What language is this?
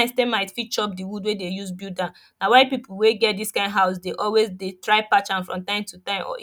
Nigerian Pidgin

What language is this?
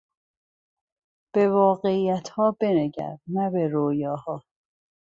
Persian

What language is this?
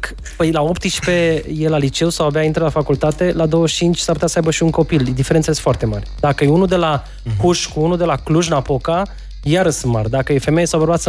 Romanian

